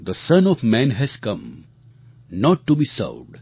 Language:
Gujarati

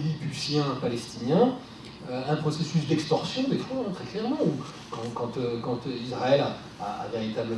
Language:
French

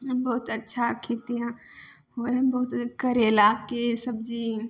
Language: Maithili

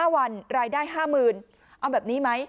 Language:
Thai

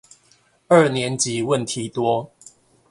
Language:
Chinese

